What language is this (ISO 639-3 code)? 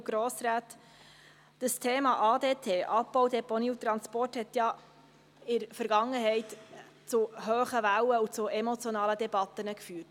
gsw